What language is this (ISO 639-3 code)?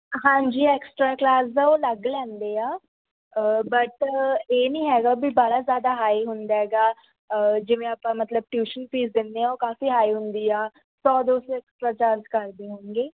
pan